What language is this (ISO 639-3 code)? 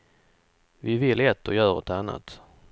swe